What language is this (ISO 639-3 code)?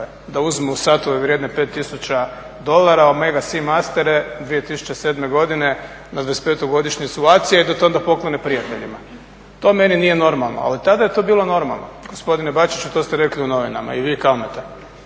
hrv